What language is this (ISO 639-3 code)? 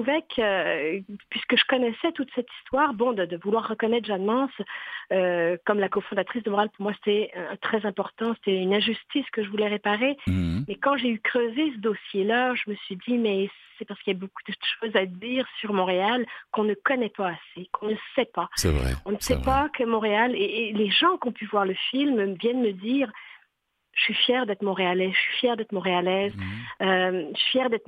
fra